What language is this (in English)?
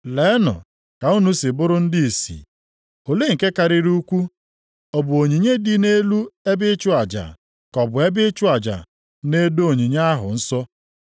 Igbo